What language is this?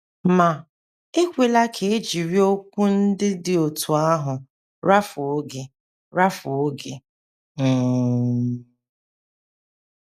Igbo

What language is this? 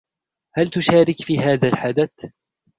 Arabic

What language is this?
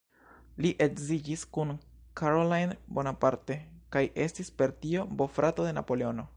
Esperanto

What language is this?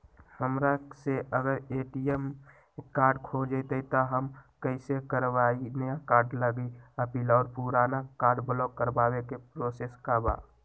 Magahi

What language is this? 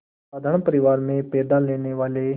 Hindi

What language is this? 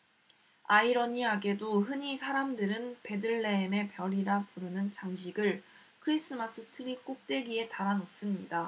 Korean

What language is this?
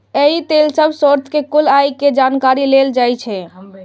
Maithili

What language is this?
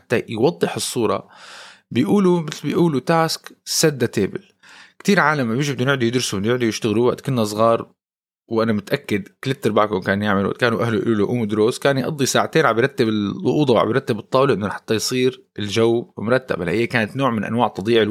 Arabic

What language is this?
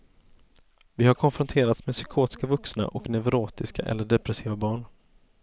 Swedish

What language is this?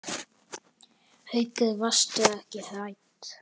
Icelandic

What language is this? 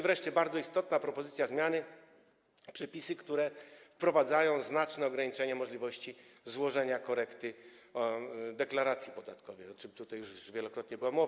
Polish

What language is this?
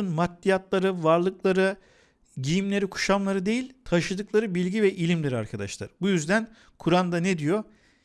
Turkish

